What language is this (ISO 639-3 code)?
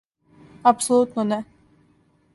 srp